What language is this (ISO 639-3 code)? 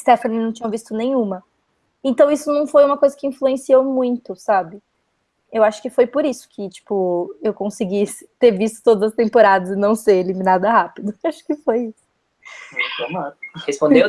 por